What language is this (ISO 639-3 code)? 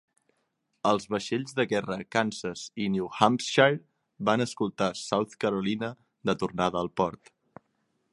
cat